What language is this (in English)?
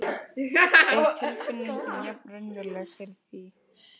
Icelandic